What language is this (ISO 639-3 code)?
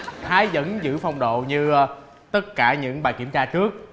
vie